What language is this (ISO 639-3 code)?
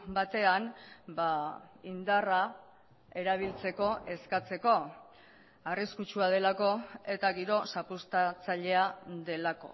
eus